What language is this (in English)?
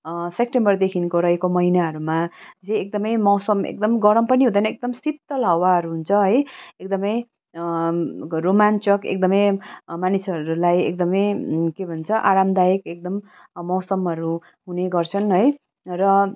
Nepali